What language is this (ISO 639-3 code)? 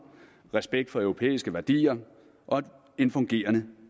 dan